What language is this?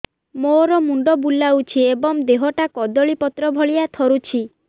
Odia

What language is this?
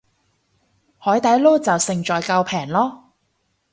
Cantonese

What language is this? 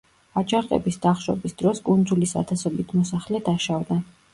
Georgian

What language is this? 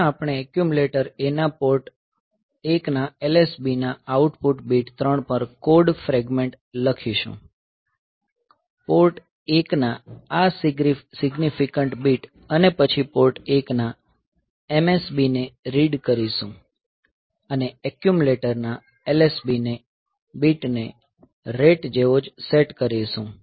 Gujarati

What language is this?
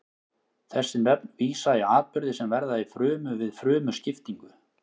Icelandic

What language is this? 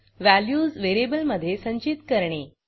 Marathi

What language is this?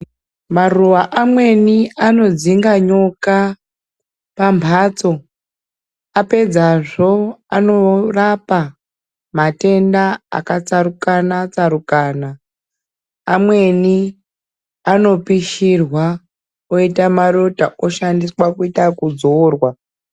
Ndau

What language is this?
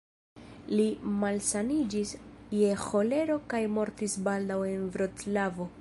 Esperanto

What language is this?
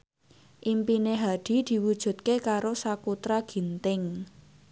Javanese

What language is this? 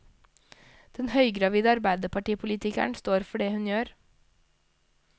Norwegian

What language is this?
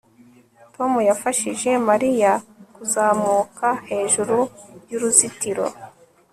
Kinyarwanda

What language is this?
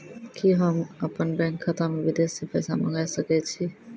Maithili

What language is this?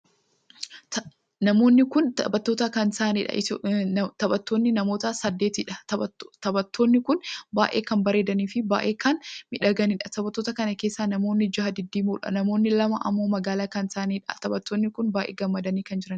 Oromo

